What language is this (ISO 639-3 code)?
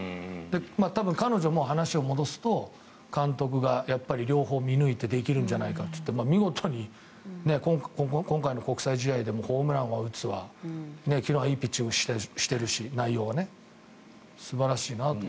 jpn